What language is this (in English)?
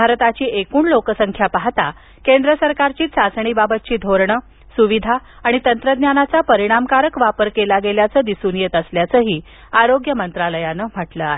Marathi